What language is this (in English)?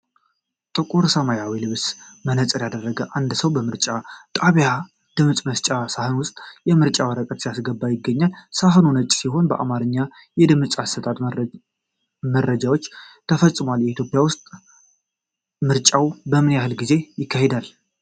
Amharic